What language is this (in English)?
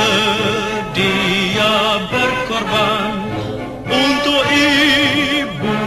Romanian